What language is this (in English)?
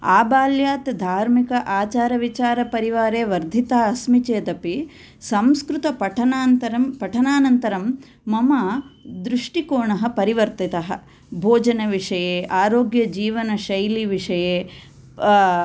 Sanskrit